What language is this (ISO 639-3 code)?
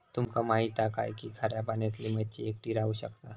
mar